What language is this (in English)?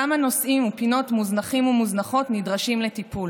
Hebrew